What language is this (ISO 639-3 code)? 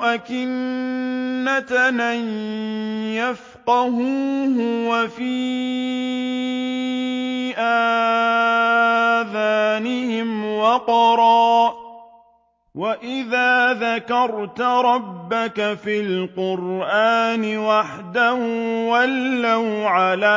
ara